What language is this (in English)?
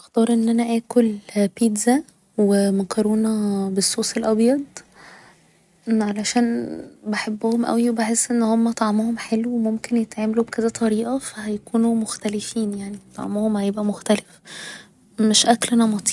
Egyptian Arabic